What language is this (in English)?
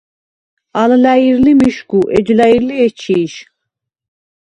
Svan